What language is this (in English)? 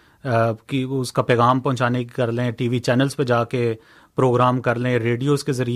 Urdu